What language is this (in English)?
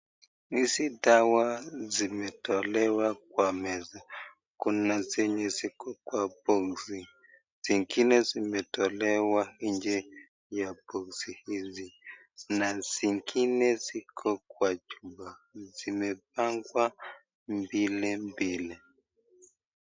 Swahili